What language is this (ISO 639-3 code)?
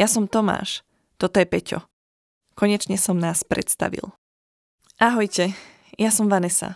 slk